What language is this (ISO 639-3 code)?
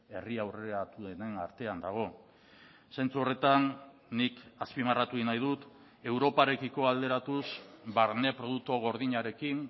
eus